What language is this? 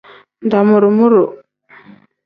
Tem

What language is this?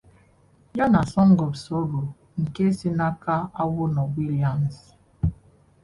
Igbo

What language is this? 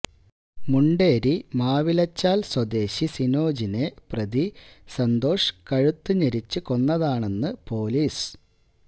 Malayalam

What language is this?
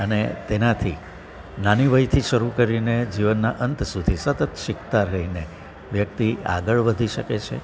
Gujarati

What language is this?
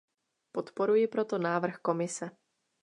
Czech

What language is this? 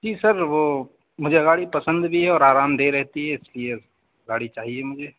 Urdu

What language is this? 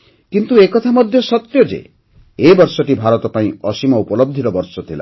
Odia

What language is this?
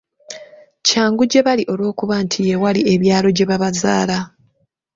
Ganda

